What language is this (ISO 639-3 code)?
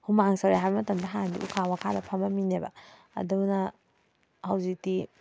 mni